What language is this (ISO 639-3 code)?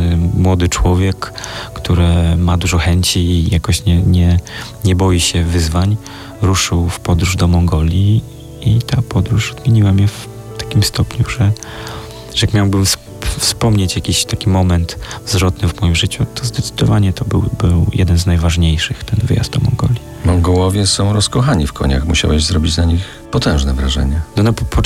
pol